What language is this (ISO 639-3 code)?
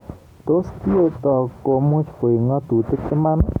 kln